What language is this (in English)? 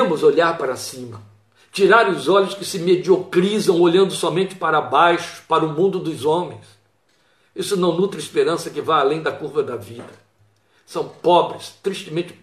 Portuguese